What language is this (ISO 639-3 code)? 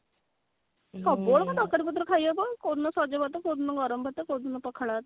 ori